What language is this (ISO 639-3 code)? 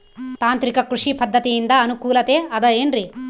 kan